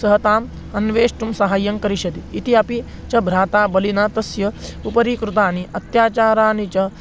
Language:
Sanskrit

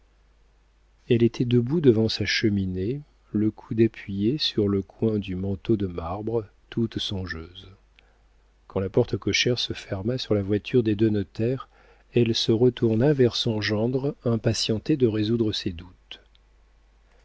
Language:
French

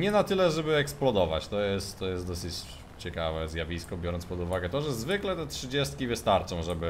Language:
Polish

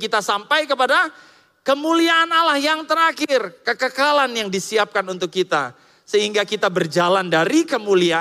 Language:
Indonesian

